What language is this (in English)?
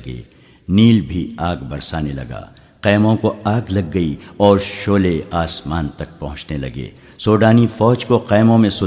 Urdu